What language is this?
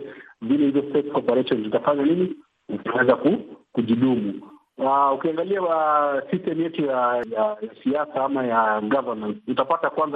Swahili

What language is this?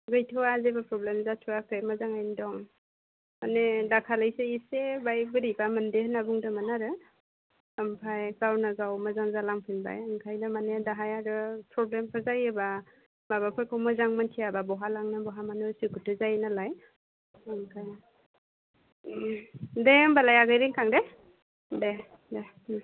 Bodo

